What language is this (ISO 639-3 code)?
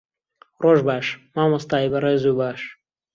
ckb